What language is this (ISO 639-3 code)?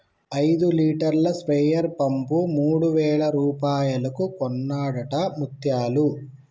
tel